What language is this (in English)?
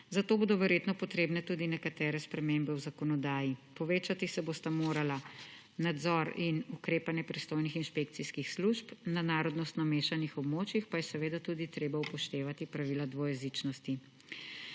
Slovenian